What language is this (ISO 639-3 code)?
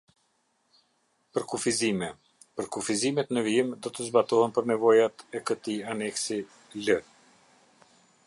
sqi